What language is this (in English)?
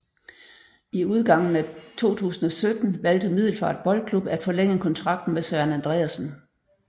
Danish